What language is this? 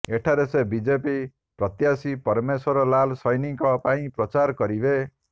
Odia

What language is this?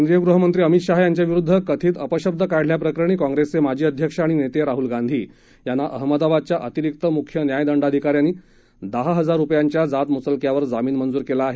Marathi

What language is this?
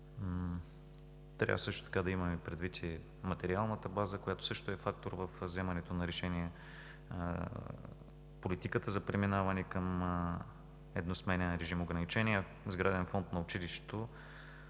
Bulgarian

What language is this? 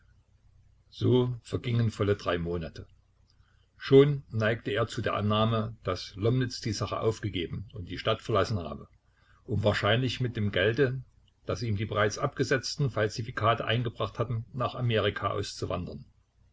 German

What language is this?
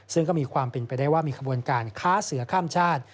Thai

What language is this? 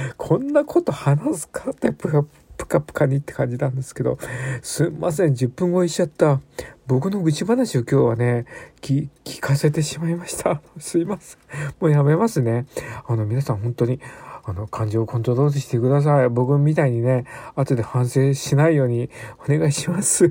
Japanese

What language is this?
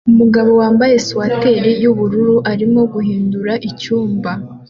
Kinyarwanda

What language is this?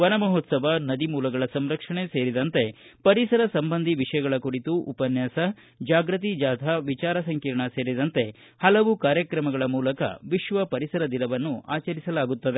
Kannada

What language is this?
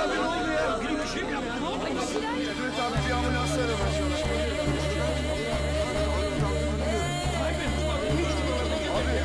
Turkish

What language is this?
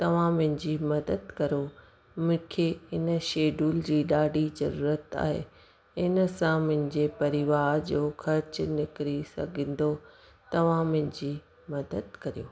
Sindhi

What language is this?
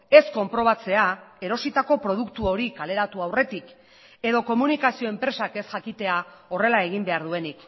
Basque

